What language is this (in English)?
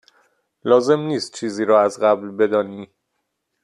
Persian